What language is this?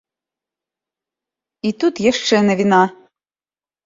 Belarusian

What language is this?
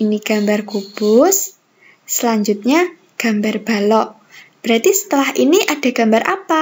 Indonesian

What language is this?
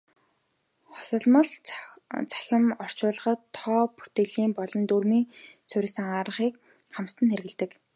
Mongolian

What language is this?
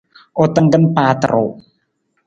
Nawdm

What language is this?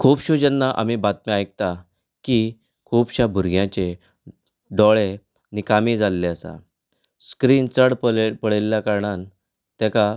Konkani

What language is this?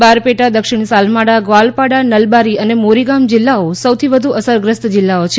Gujarati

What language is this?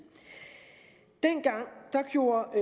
Danish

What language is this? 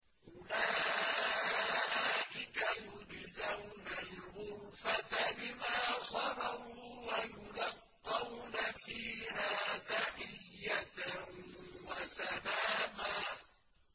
Arabic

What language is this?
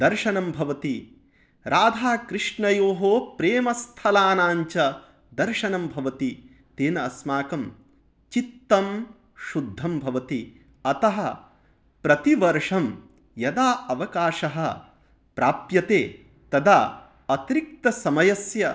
Sanskrit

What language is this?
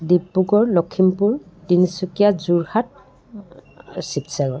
Assamese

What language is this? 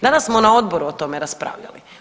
Croatian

